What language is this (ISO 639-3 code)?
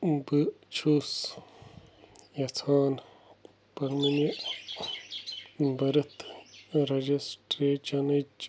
kas